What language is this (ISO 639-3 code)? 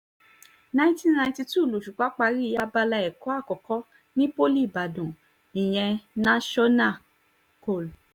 yor